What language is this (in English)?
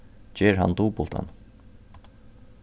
Faroese